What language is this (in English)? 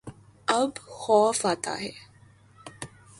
Urdu